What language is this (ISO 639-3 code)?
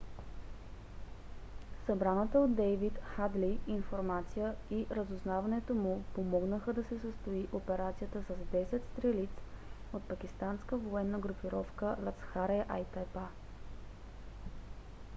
bul